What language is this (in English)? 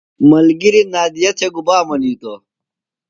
Phalura